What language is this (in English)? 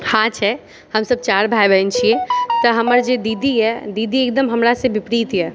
Maithili